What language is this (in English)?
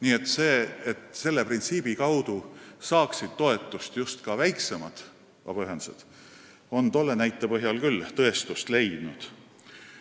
Estonian